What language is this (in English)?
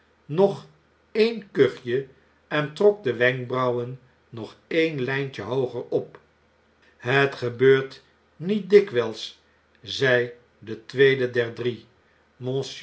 Dutch